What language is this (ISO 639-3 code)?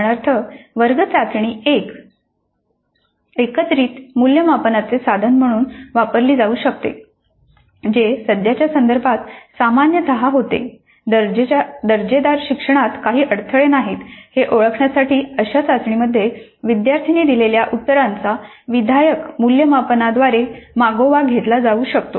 mar